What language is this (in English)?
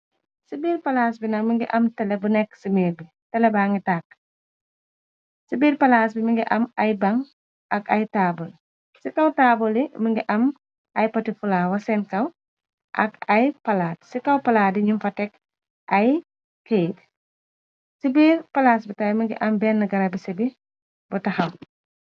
Wolof